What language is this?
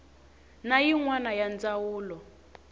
Tsonga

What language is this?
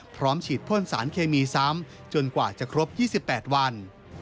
Thai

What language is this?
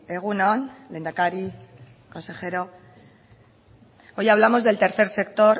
Spanish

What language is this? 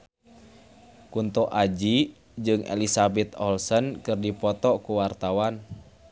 Sundanese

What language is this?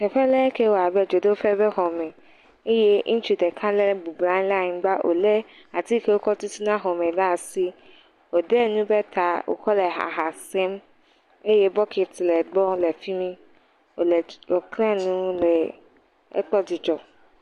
Ewe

